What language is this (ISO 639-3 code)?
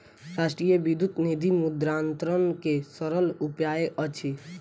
mai